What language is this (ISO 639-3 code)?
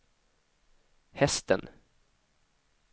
swe